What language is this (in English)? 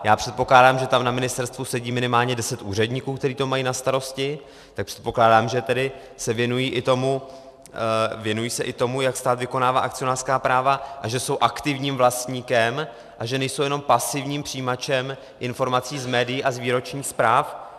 Czech